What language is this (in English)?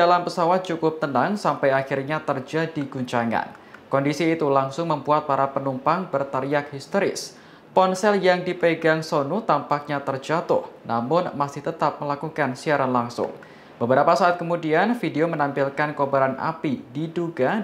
Indonesian